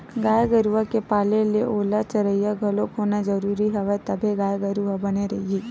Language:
Chhattisgarhi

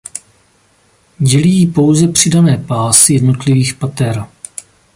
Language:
Czech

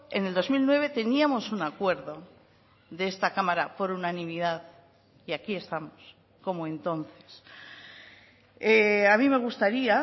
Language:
Spanish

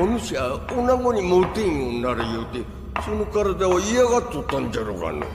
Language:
Japanese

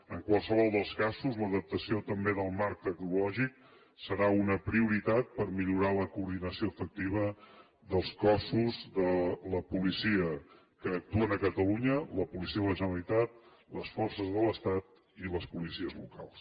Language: Catalan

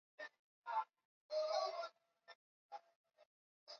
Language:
Swahili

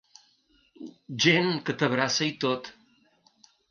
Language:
Catalan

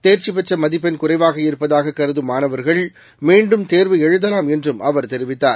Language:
Tamil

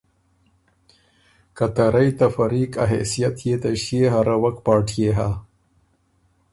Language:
Ormuri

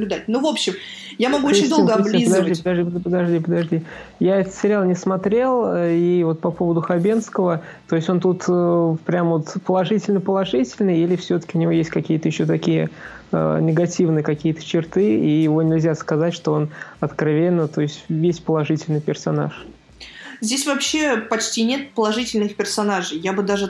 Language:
Russian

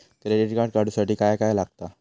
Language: Marathi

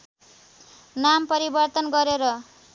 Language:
Nepali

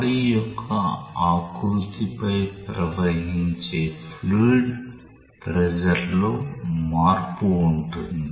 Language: Telugu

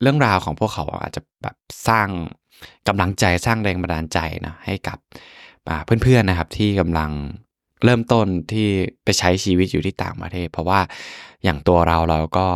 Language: Thai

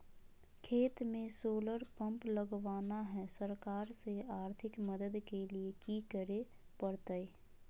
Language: Magahi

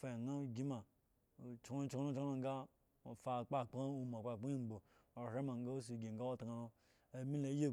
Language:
Eggon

